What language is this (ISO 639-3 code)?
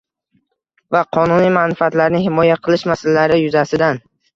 uzb